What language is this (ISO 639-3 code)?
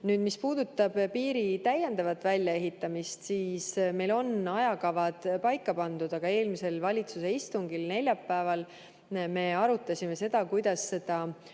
est